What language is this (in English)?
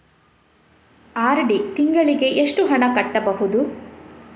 Kannada